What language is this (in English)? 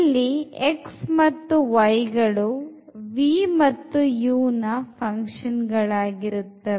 Kannada